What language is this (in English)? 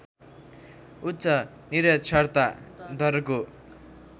Nepali